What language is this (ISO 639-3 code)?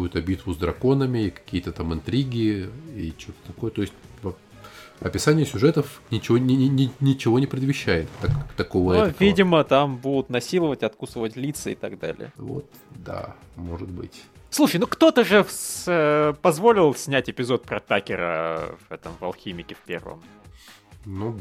rus